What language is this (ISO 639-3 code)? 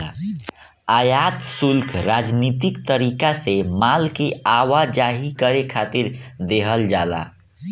bho